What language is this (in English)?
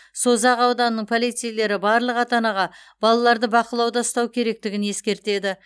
Kazakh